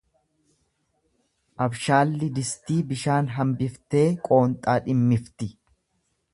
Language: Oromo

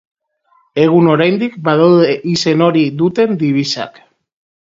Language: Basque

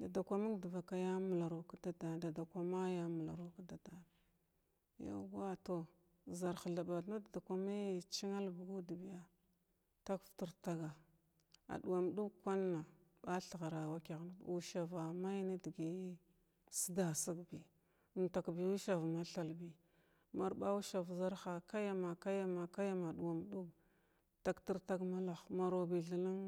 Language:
Glavda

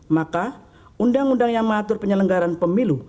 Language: Indonesian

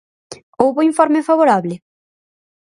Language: Galician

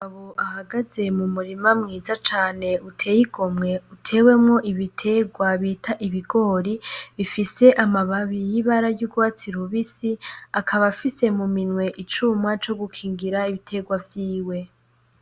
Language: Rundi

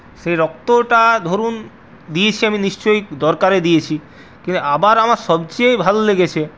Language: Bangla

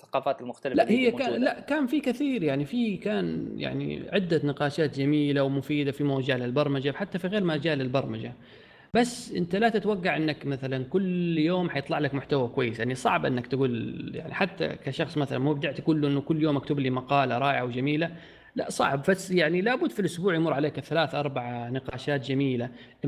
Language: Arabic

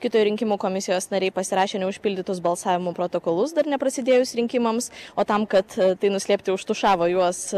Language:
Lithuanian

